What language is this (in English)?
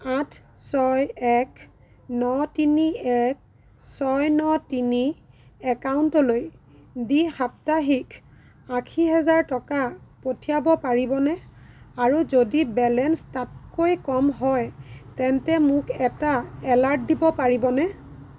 Assamese